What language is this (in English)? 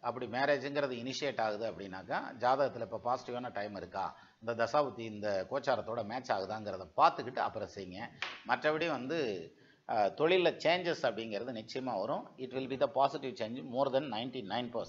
Tamil